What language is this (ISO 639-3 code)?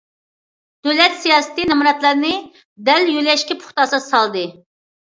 uig